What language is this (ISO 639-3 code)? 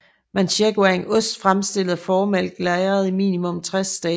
dan